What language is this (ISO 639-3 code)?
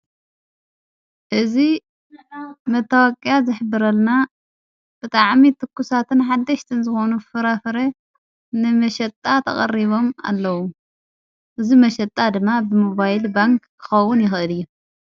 tir